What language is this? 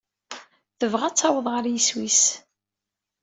Kabyle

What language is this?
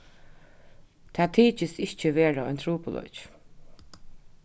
Faroese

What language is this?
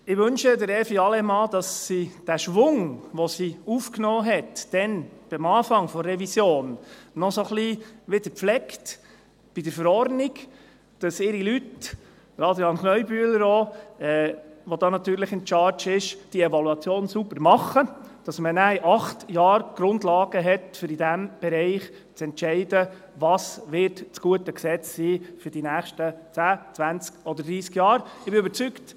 Swiss German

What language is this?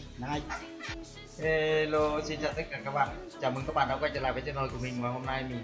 Vietnamese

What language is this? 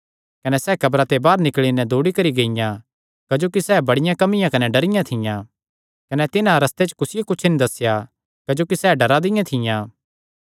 Kangri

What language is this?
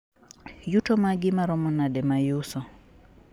Luo (Kenya and Tanzania)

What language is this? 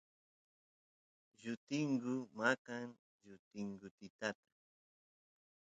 Santiago del Estero Quichua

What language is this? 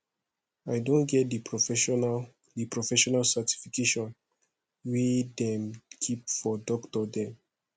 Nigerian Pidgin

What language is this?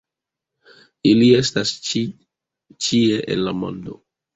Esperanto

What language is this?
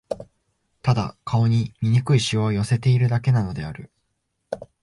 Japanese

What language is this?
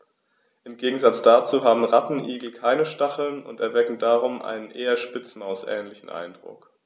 German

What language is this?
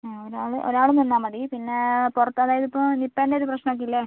Malayalam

